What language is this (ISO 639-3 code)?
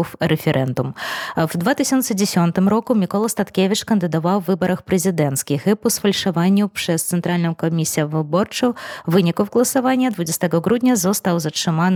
pol